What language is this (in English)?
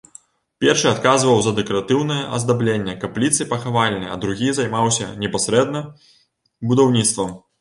Belarusian